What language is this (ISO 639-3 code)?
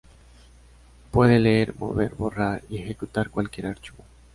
spa